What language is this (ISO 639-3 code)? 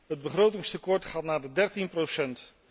nld